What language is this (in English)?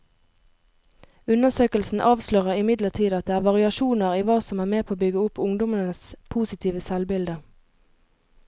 Norwegian